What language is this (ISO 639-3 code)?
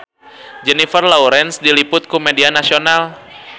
sun